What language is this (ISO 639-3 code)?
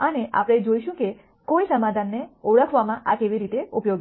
guj